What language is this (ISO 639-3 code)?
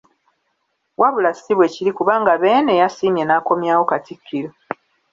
lug